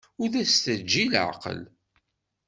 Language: Kabyle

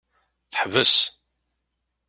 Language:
Kabyle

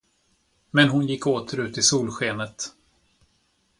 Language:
Swedish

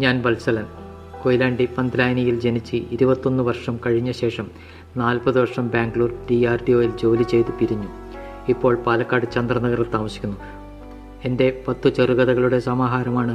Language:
Malayalam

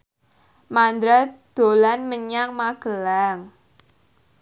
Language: Javanese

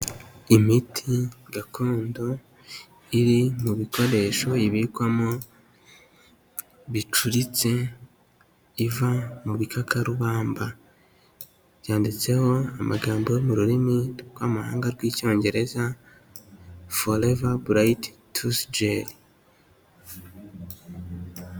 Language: Kinyarwanda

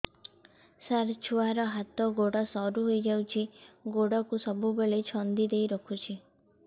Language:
Odia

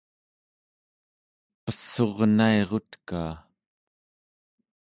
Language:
Central Yupik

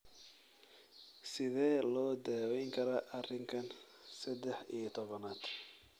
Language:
Somali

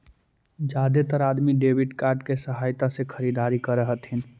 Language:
Magahi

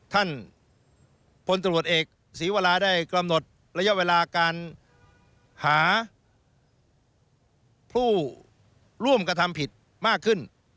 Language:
Thai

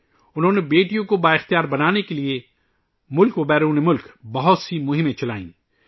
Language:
Urdu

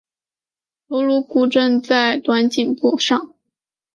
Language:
Chinese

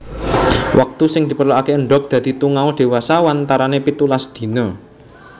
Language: Javanese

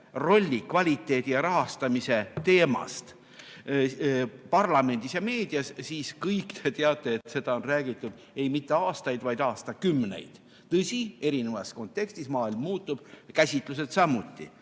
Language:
Estonian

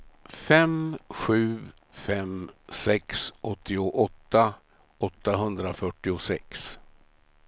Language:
Swedish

